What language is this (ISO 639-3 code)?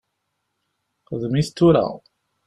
kab